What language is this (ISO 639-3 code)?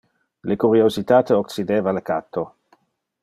ina